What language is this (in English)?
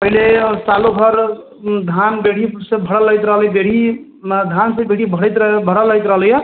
Maithili